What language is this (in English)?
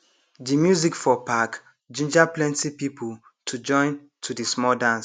Nigerian Pidgin